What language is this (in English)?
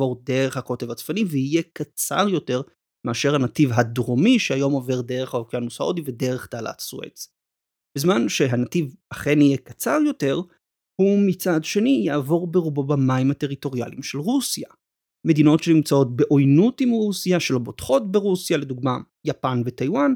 Hebrew